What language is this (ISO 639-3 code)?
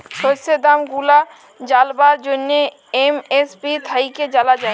ben